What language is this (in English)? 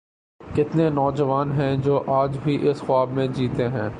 Urdu